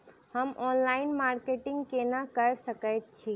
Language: Maithili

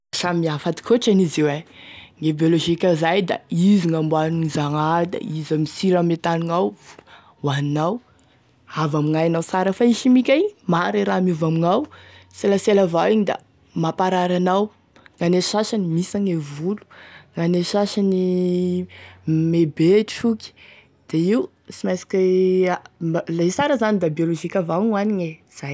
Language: Tesaka Malagasy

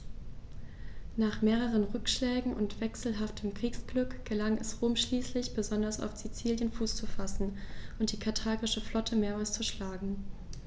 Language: German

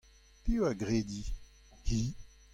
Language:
Breton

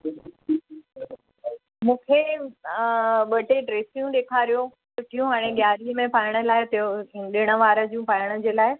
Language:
Sindhi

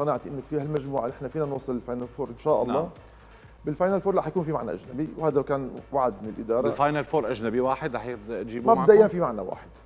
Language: Arabic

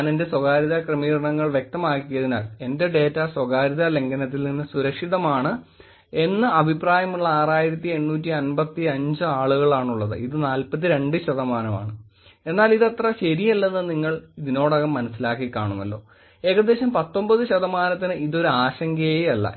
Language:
Malayalam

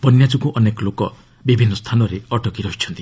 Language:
Odia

